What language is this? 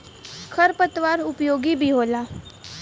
Bhojpuri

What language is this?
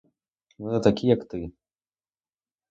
Ukrainian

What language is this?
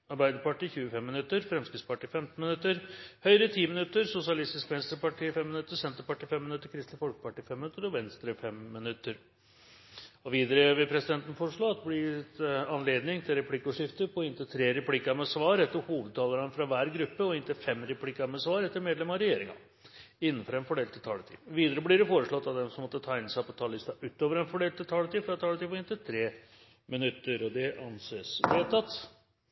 Norwegian Bokmål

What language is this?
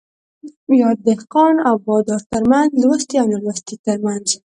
Pashto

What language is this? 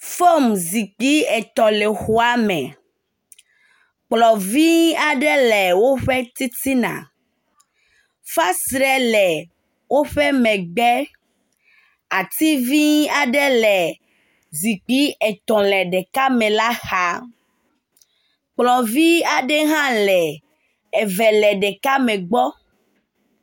Ewe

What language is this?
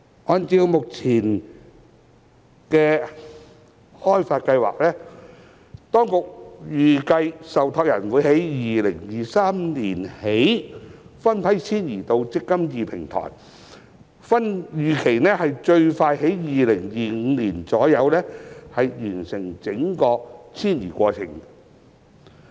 Cantonese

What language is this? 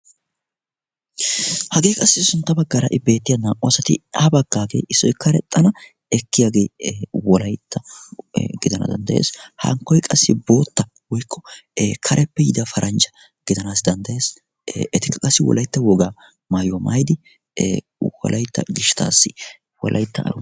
Wolaytta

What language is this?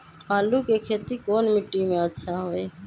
Magahi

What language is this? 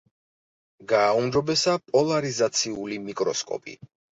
Georgian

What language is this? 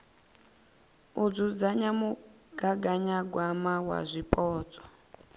Venda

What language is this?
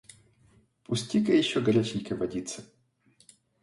Russian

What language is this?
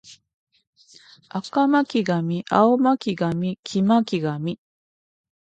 Japanese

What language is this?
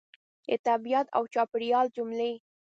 Pashto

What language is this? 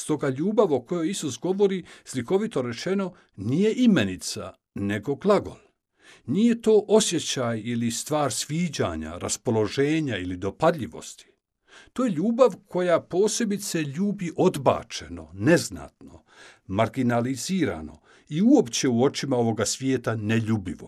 Croatian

